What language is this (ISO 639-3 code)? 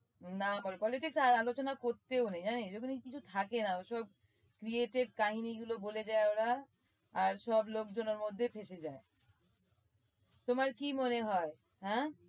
ben